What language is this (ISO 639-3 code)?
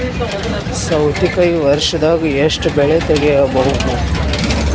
kan